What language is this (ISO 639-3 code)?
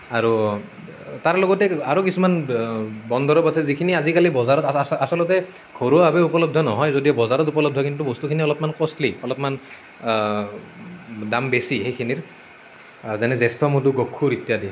asm